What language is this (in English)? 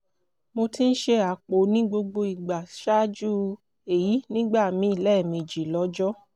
Yoruba